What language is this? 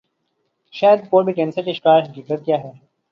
Urdu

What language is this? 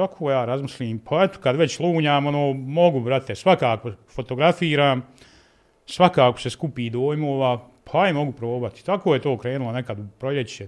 Croatian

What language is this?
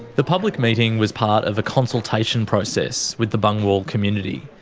English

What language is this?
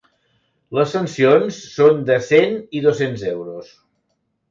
Catalan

